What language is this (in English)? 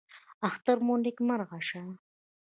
Pashto